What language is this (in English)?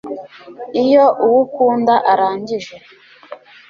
Kinyarwanda